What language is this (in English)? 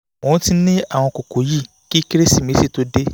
Yoruba